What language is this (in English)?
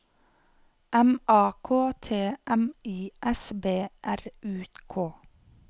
Norwegian